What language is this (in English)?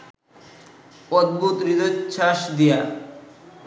Bangla